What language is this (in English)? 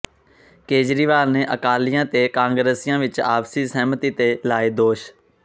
Punjabi